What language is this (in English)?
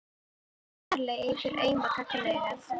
Icelandic